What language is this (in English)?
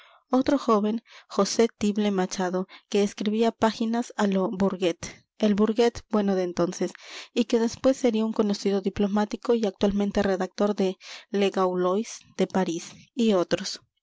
Spanish